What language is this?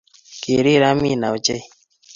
Kalenjin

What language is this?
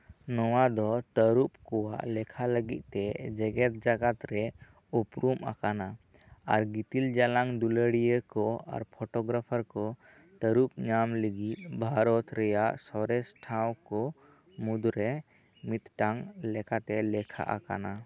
Santali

